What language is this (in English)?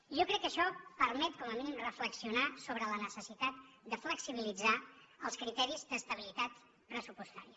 Catalan